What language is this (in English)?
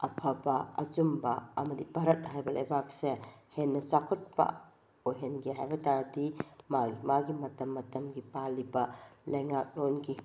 Manipuri